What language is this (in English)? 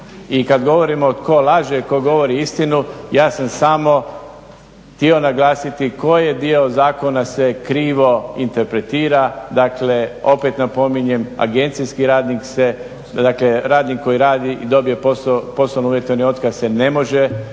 Croatian